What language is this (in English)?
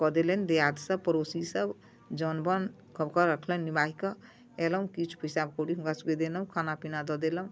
Maithili